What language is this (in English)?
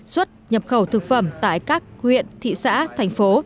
Vietnamese